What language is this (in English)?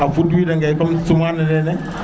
Serer